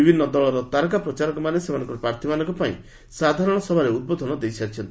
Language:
Odia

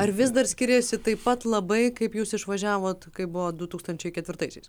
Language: Lithuanian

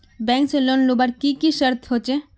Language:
Magahi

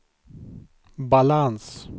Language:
Swedish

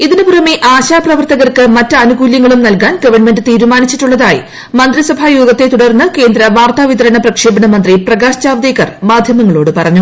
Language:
Malayalam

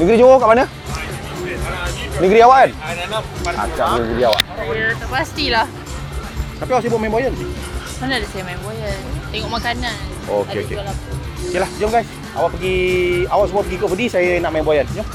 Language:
Malay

